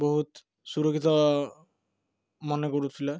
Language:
Odia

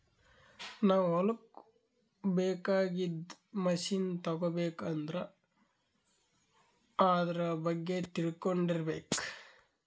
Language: Kannada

